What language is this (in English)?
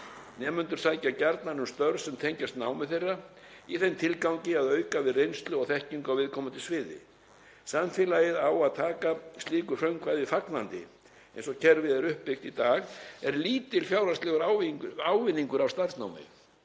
Icelandic